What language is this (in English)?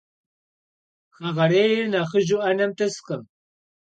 Kabardian